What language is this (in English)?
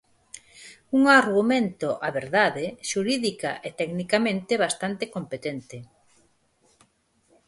Galician